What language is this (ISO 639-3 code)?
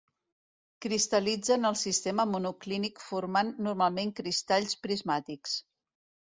cat